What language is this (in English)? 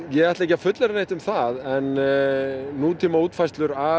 Icelandic